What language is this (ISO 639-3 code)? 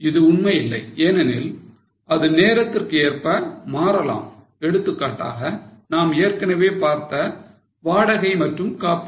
tam